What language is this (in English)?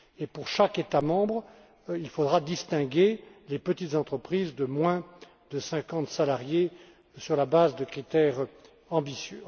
French